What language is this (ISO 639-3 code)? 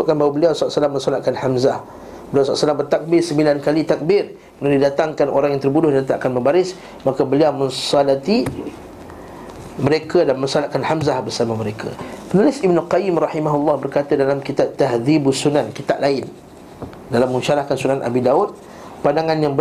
msa